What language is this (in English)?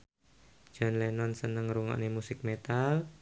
Javanese